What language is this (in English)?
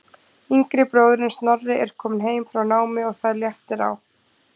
Icelandic